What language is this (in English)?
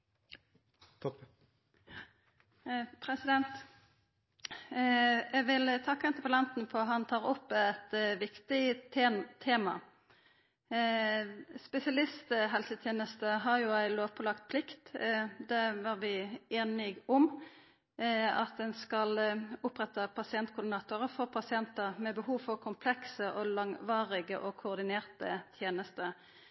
Norwegian